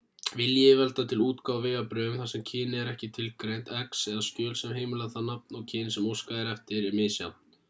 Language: Icelandic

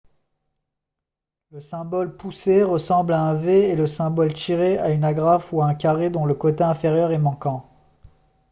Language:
French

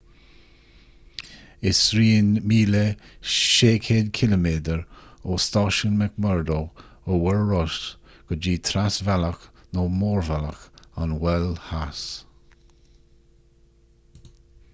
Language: Irish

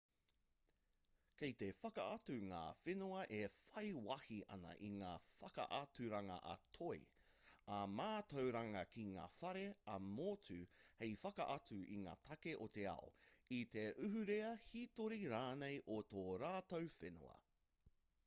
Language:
Māori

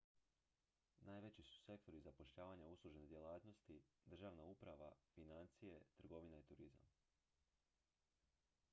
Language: Croatian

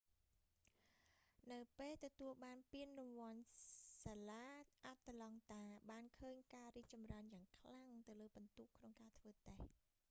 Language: Khmer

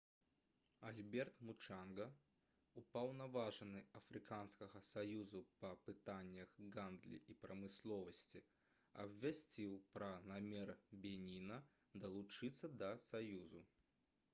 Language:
Belarusian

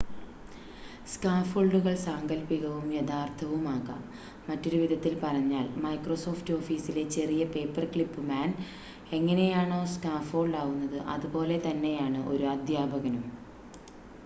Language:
Malayalam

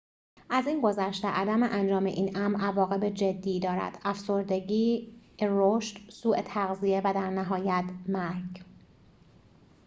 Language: Persian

